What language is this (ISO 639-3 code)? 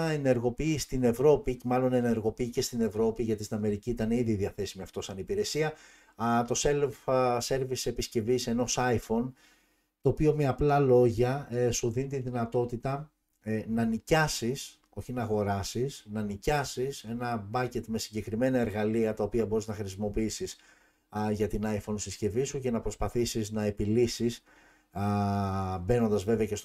ell